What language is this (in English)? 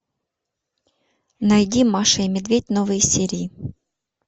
Russian